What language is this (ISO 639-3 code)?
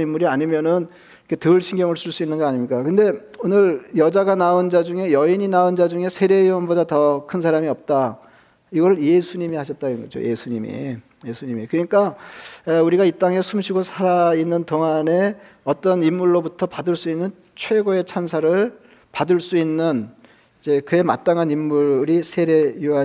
kor